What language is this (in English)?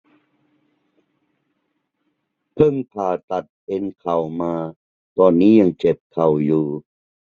Thai